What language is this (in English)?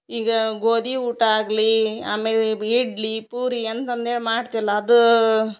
Kannada